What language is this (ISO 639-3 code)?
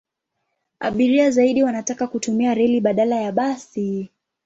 swa